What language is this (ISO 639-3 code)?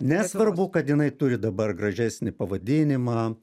lit